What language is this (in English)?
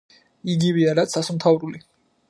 Georgian